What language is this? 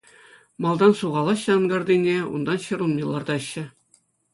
Chuvash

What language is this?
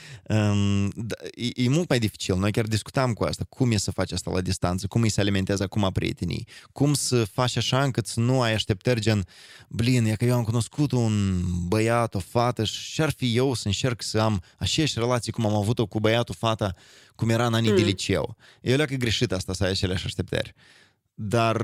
Romanian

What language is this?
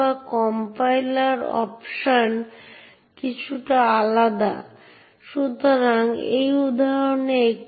Bangla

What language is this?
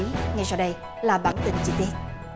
Vietnamese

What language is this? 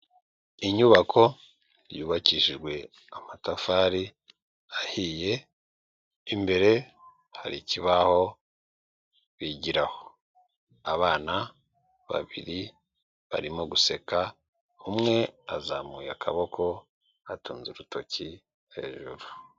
Kinyarwanda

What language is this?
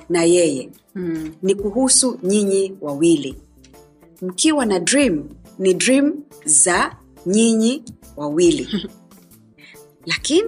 Swahili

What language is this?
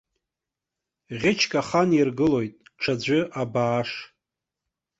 Abkhazian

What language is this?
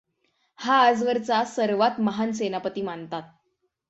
Marathi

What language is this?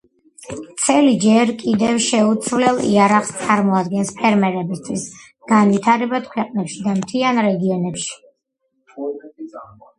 Georgian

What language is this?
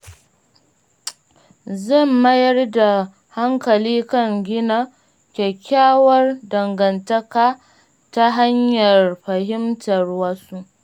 Hausa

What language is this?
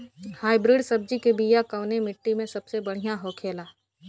Bhojpuri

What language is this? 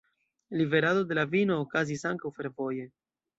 Esperanto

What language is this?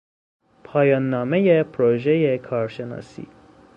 Persian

